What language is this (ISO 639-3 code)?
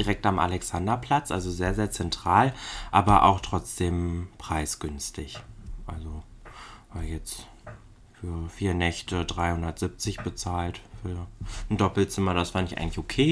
deu